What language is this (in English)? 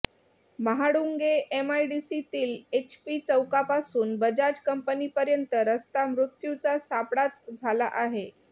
Marathi